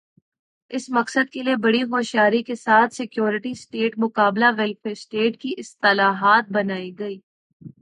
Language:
Urdu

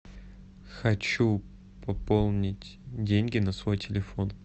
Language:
Russian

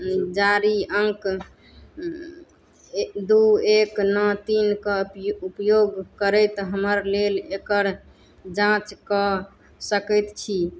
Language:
Maithili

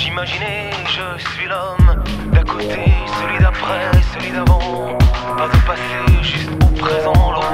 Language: Polish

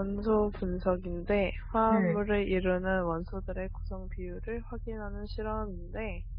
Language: Korean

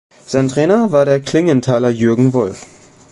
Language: German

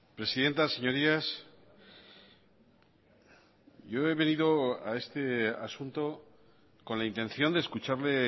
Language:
Spanish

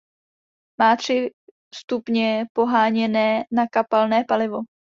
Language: Czech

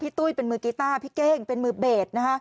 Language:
Thai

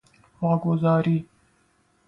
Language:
Persian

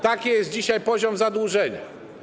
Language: Polish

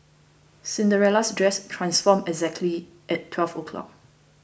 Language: English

